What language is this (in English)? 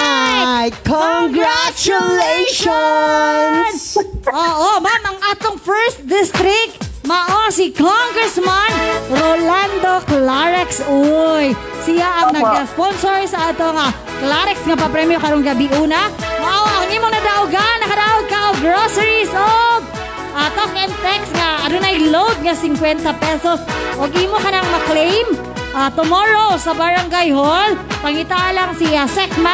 Filipino